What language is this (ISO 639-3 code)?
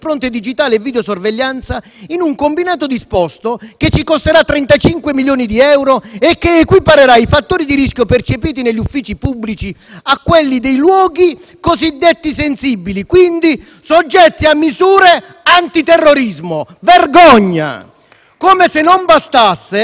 ita